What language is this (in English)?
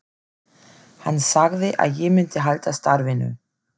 Icelandic